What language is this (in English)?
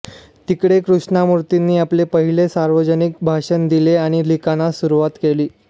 Marathi